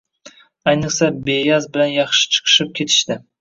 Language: Uzbek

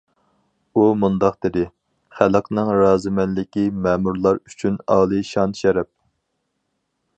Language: Uyghur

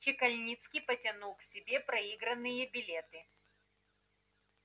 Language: Russian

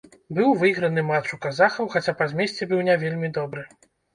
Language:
Belarusian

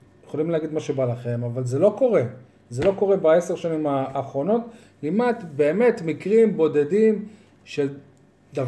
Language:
Hebrew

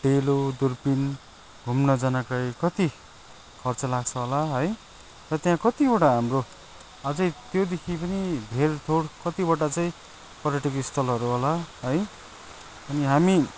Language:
Nepali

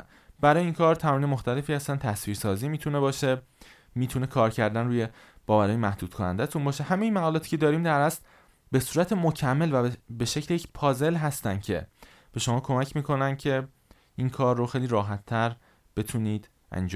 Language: Persian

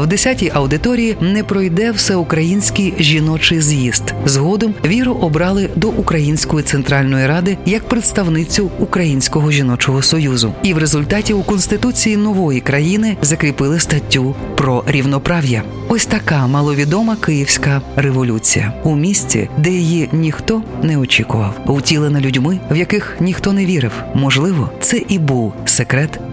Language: Ukrainian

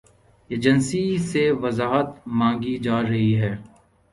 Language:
Urdu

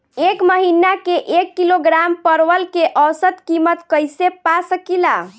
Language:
Bhojpuri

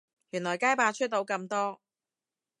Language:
Cantonese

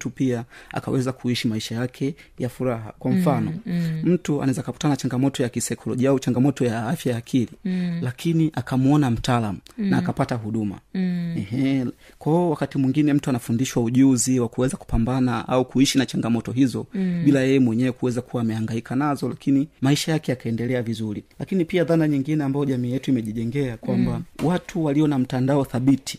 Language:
Swahili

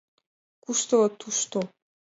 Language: Mari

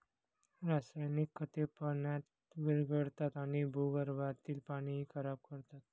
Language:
Marathi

